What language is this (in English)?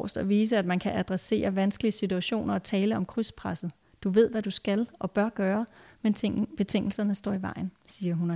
Danish